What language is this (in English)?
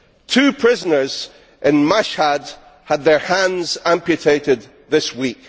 English